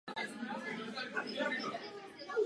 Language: Czech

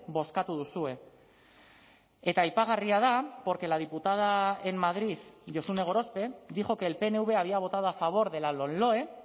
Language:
Spanish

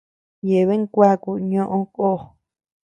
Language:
Tepeuxila Cuicatec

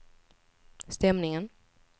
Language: Swedish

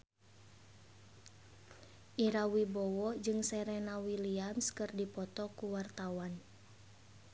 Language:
Sundanese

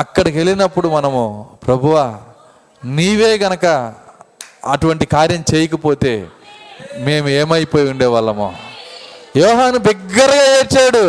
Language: Telugu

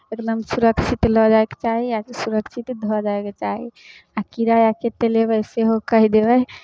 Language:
Maithili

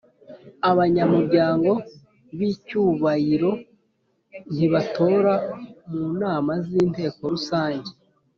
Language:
Kinyarwanda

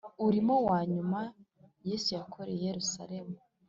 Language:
Kinyarwanda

